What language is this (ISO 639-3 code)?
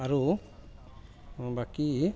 asm